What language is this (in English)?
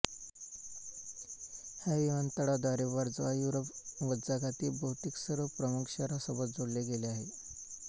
Marathi